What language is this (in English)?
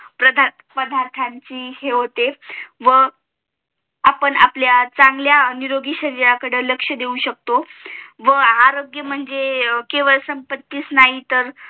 Marathi